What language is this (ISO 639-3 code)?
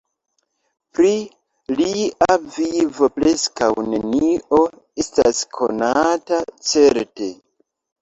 epo